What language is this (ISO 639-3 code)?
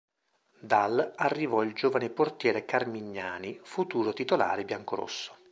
ita